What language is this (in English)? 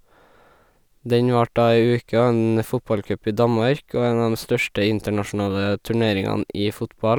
Norwegian